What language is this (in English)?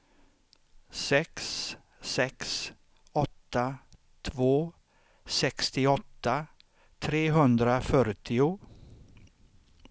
Swedish